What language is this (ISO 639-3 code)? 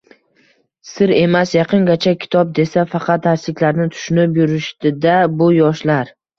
uzb